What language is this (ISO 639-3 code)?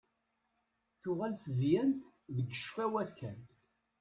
kab